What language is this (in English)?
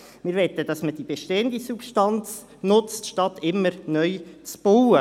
Swiss German